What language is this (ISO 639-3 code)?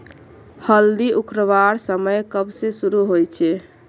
mag